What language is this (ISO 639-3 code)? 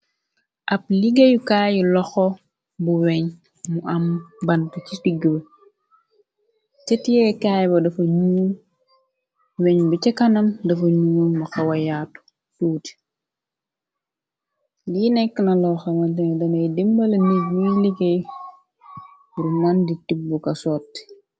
wol